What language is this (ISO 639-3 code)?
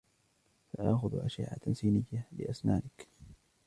ara